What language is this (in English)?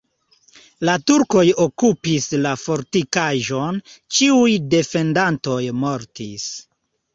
Esperanto